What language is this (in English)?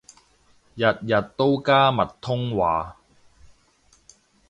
Cantonese